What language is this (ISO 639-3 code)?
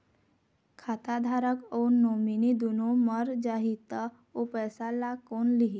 hne